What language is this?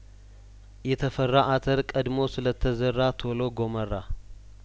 Amharic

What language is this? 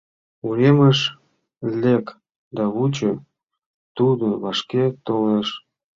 Mari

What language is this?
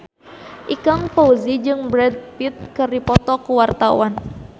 Sundanese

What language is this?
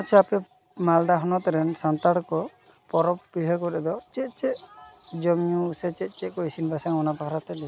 Santali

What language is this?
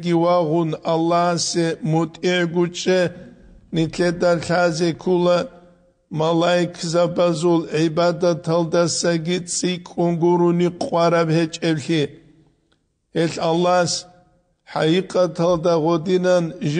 Arabic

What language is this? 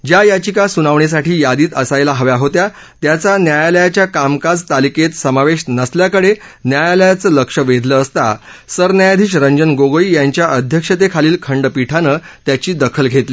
Marathi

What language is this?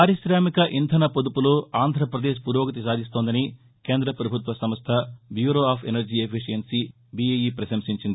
Telugu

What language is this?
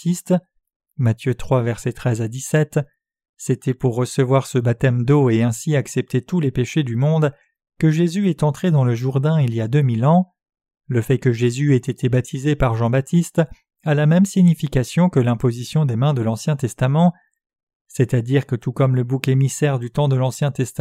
French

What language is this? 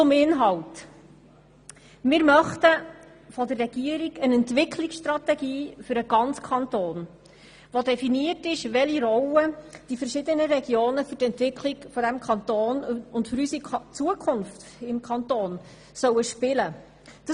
Swiss German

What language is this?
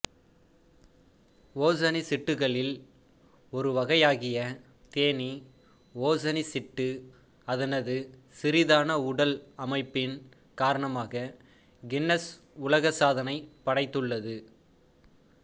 Tamil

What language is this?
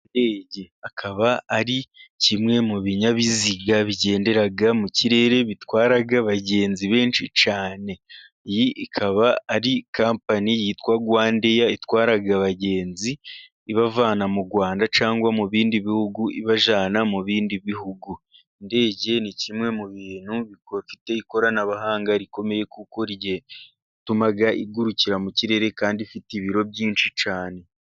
Kinyarwanda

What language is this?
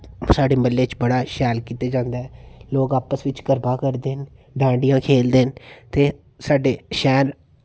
Dogri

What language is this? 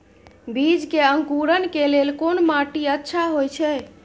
Maithili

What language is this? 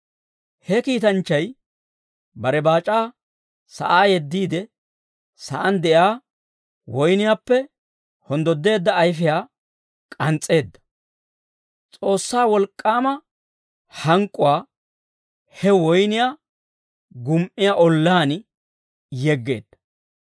Dawro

